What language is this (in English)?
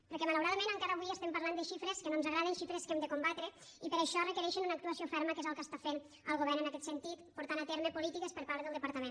Catalan